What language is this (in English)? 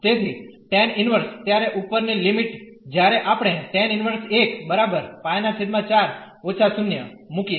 Gujarati